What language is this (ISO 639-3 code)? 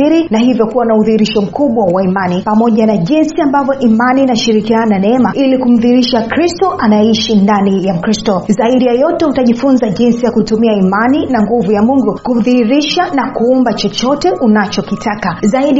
swa